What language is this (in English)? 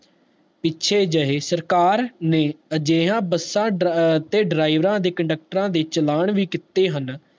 Punjabi